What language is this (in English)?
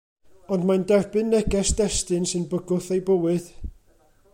Welsh